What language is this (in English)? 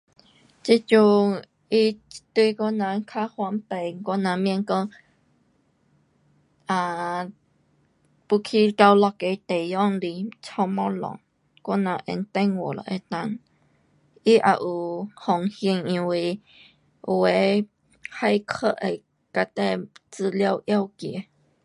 Pu-Xian Chinese